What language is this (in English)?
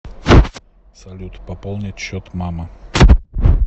Russian